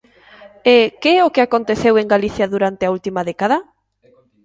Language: Galician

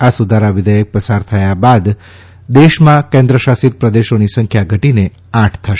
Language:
Gujarati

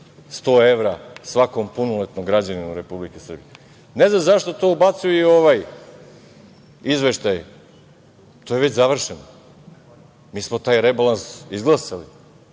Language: Serbian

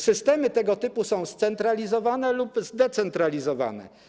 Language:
Polish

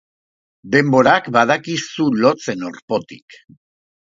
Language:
Basque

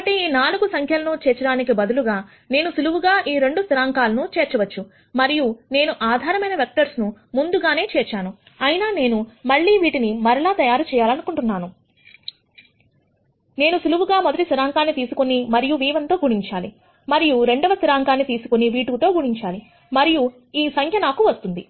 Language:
Telugu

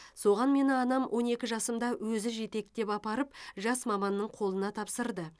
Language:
Kazakh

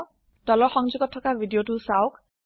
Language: Assamese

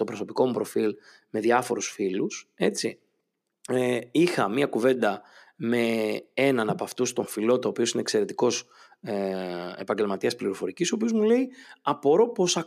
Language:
Greek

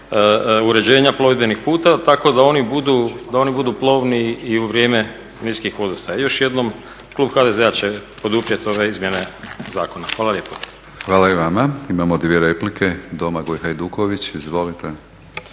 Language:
Croatian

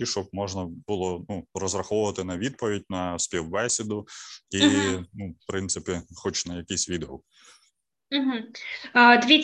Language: Ukrainian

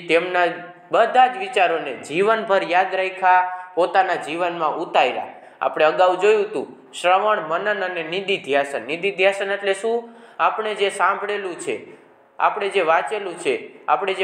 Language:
Hindi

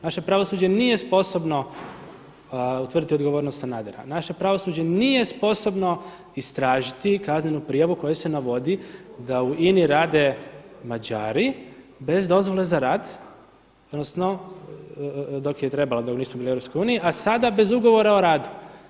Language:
Croatian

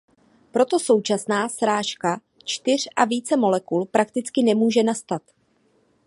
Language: Czech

